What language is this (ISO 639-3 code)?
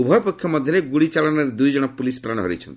ori